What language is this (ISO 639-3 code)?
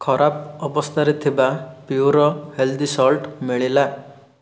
ori